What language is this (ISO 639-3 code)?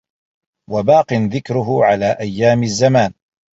ara